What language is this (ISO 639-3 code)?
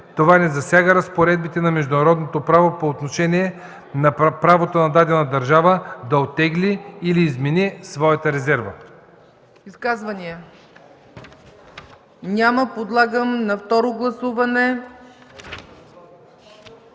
bul